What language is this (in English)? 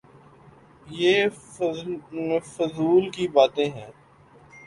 Urdu